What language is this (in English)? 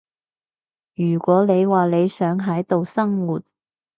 Cantonese